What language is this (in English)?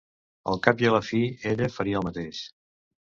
Catalan